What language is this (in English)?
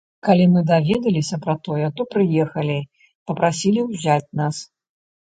Belarusian